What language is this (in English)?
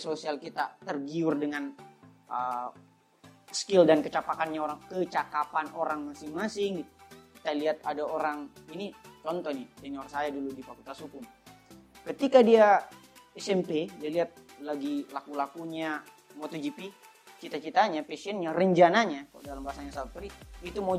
Indonesian